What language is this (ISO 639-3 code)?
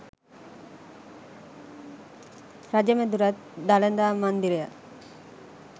sin